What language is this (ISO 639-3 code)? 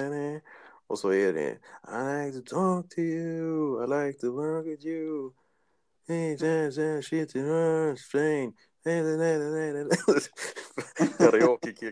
swe